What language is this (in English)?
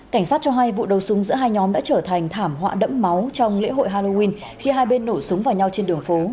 Vietnamese